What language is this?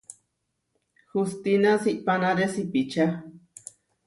Huarijio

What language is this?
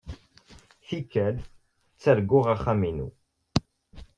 Kabyle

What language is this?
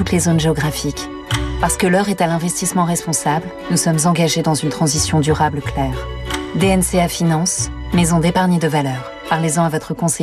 French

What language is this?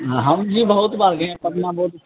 Hindi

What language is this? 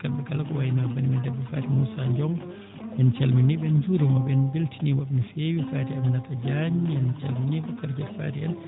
Fula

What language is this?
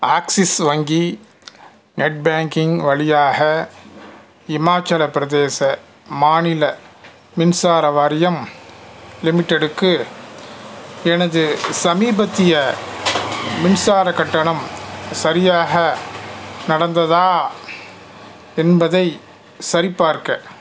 Tamil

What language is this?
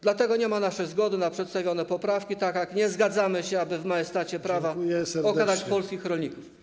Polish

